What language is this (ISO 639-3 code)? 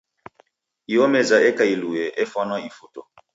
dav